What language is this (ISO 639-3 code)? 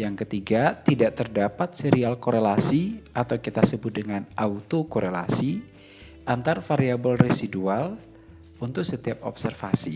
ind